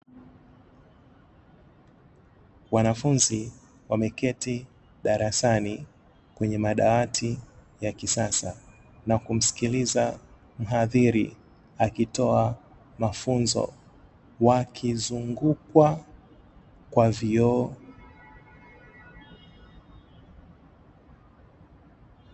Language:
Swahili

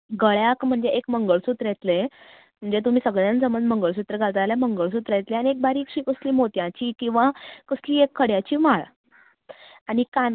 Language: Konkani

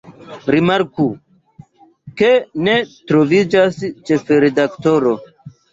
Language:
Esperanto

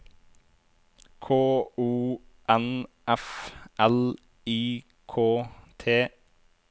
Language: Norwegian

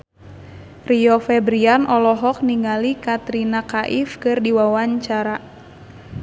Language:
Sundanese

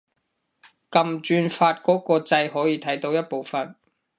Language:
Cantonese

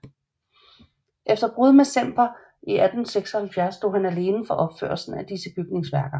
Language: Danish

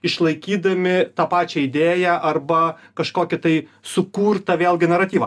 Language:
Lithuanian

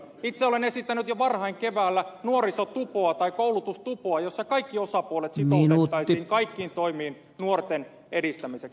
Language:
Finnish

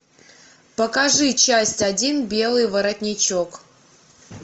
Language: Russian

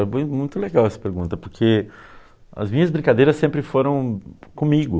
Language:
Portuguese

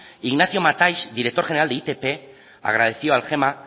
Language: Spanish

